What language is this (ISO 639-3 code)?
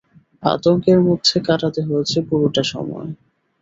ben